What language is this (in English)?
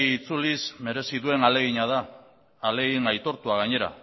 Basque